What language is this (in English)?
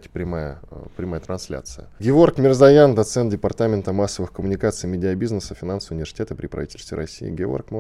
Russian